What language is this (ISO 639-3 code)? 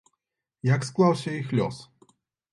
bel